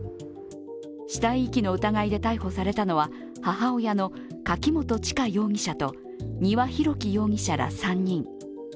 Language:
Japanese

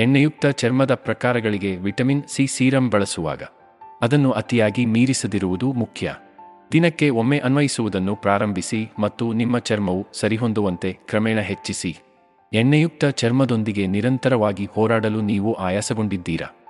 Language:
Kannada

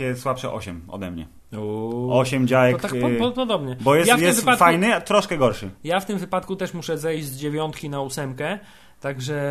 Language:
Polish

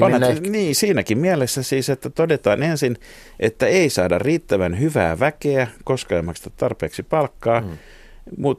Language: Finnish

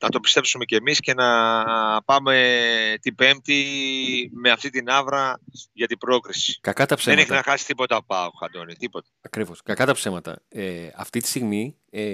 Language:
Greek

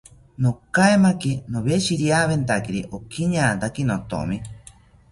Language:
South Ucayali Ashéninka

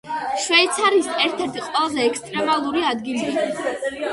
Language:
Georgian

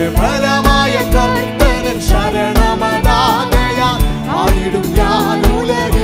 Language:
Malayalam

